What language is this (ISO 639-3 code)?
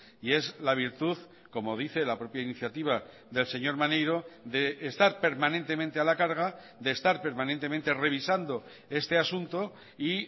spa